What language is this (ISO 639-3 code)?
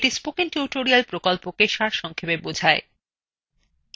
ben